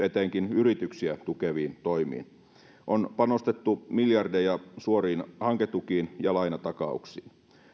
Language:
Finnish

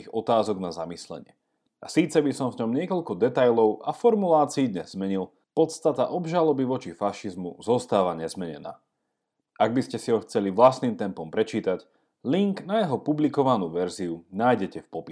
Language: Slovak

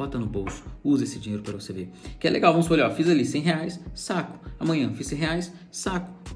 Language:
Portuguese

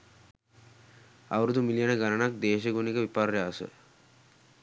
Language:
Sinhala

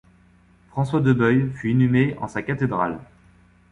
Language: French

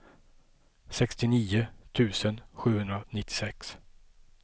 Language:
Swedish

